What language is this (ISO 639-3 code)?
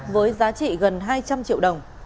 vie